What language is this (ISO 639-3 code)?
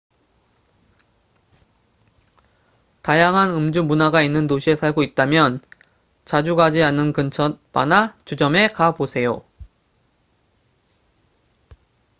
kor